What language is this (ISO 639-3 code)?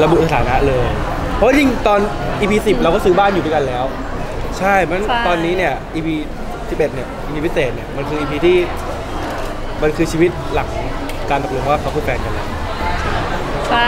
tha